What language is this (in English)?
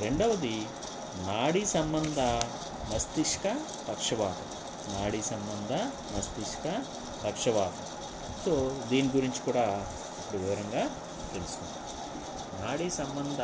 Telugu